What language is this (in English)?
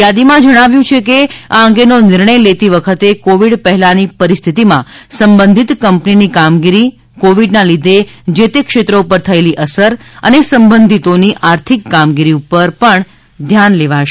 Gujarati